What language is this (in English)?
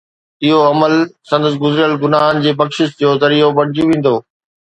Sindhi